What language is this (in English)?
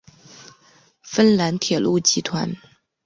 Chinese